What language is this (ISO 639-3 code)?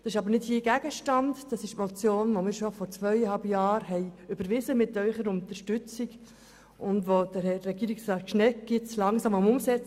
gsw